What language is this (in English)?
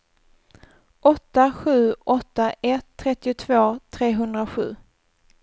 Swedish